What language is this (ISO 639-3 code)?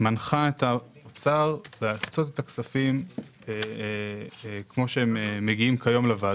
heb